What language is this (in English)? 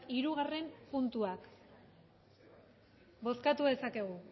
Basque